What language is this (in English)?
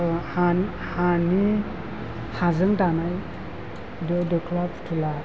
Bodo